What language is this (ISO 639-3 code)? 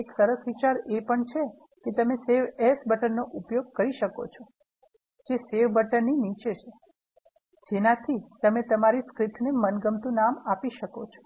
guj